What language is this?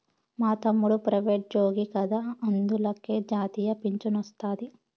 Telugu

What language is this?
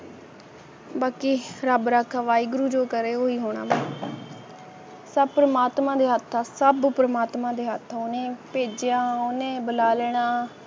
Punjabi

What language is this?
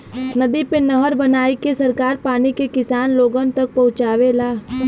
Bhojpuri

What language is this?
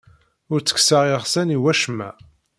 Kabyle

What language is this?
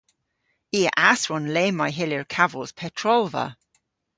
Cornish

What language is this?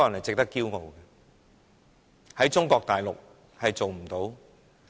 Cantonese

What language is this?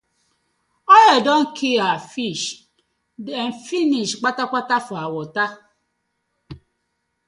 Nigerian Pidgin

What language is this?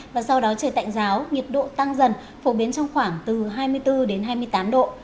Vietnamese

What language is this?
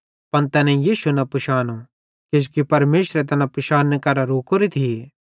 Bhadrawahi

